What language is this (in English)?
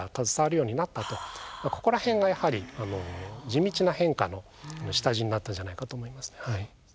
Japanese